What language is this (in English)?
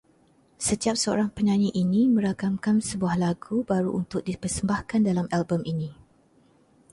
Malay